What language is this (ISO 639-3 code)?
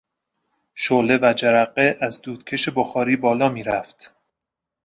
fas